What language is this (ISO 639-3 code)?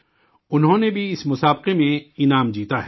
urd